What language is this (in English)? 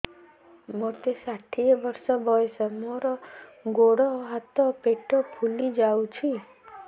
Odia